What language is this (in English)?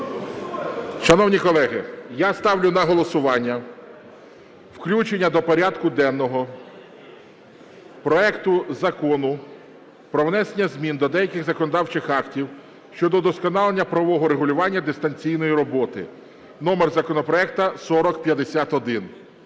Ukrainian